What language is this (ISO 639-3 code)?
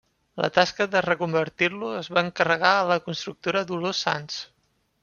cat